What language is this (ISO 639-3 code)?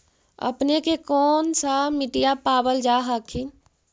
mag